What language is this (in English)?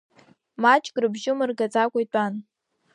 Abkhazian